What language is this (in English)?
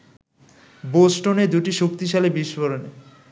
Bangla